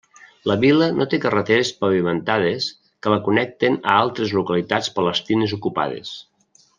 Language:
Catalan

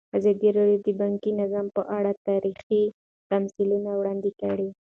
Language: Pashto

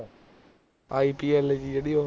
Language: Punjabi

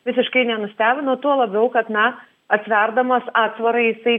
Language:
Lithuanian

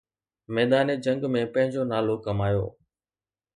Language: Sindhi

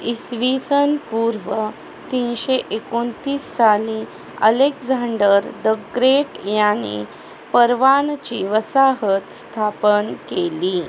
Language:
Marathi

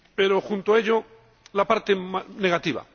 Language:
Spanish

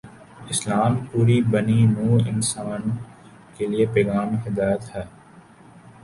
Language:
Urdu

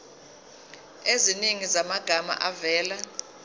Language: Zulu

